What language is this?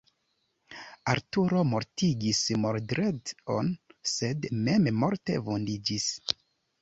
Esperanto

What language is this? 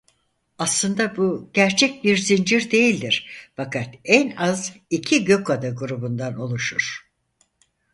Turkish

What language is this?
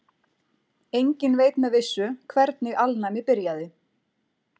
Icelandic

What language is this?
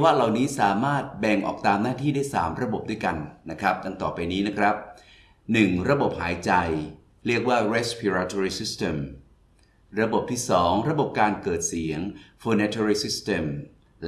Thai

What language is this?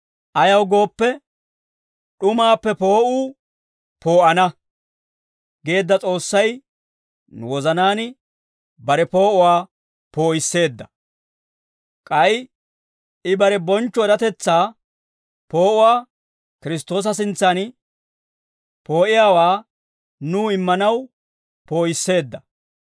Dawro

